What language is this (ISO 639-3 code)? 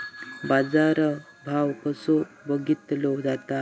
mar